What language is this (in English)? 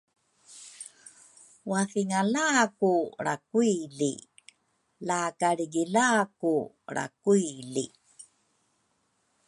Rukai